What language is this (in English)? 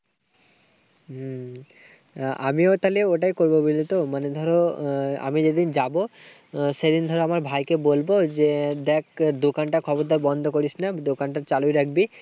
Bangla